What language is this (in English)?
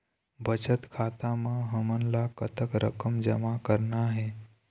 Chhattisgarhi